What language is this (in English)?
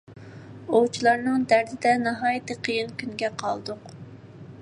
Uyghur